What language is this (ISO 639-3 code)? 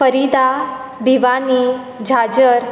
kok